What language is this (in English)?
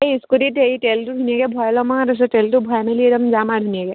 Assamese